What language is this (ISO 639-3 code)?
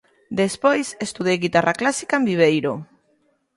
glg